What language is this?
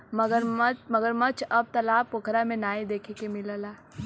Bhojpuri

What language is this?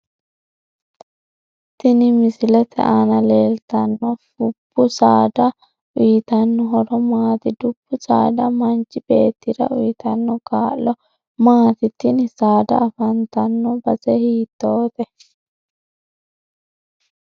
Sidamo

